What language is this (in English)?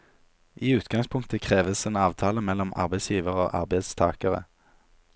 Norwegian